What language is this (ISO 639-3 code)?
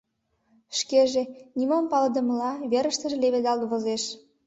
chm